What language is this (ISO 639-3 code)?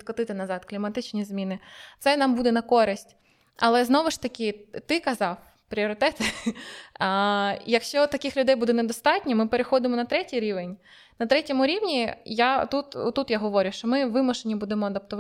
ukr